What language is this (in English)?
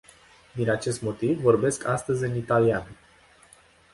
Romanian